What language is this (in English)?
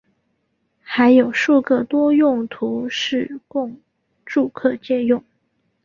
Chinese